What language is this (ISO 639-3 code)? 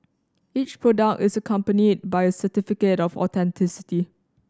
eng